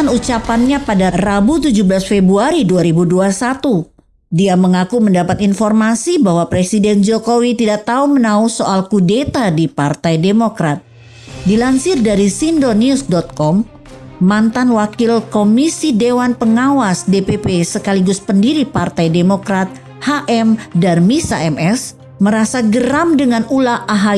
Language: Indonesian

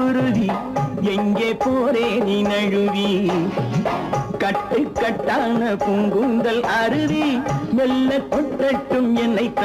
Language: Hindi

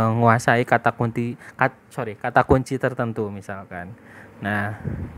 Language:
Indonesian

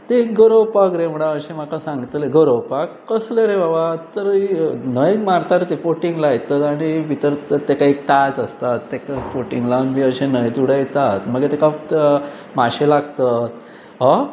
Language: Konkani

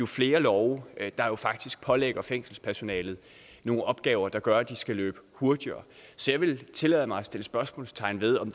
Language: Danish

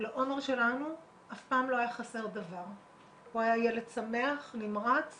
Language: Hebrew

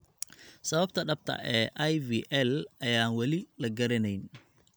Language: Somali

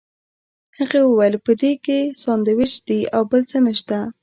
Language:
Pashto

